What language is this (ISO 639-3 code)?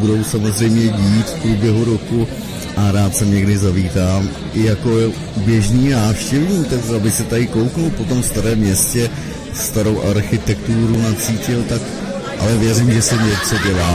ces